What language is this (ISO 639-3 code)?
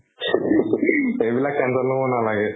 asm